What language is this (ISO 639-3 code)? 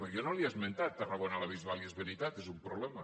cat